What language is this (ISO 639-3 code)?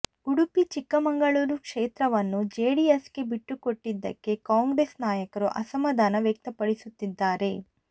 kan